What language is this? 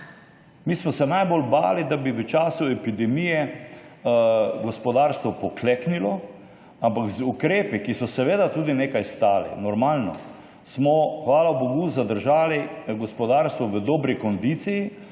Slovenian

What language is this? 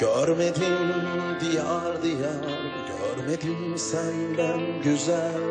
Turkish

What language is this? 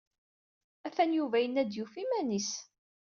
Kabyle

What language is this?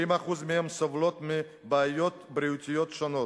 Hebrew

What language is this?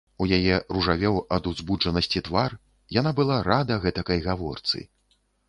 Belarusian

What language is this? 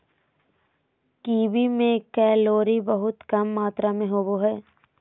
Magahi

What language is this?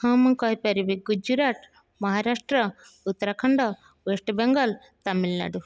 Odia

